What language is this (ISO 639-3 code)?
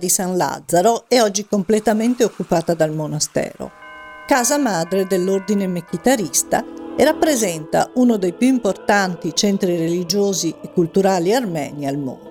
ita